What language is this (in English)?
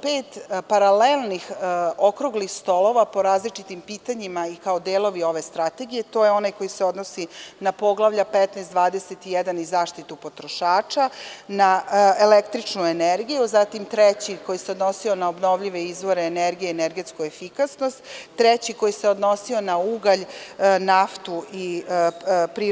Serbian